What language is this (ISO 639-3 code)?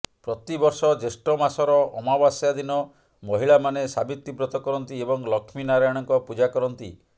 ori